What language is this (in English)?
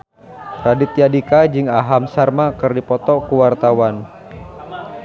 Sundanese